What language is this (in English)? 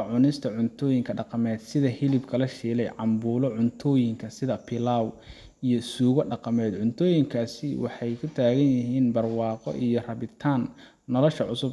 Somali